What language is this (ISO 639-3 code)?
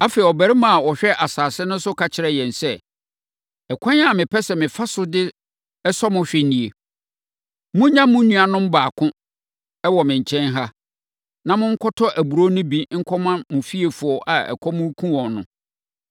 aka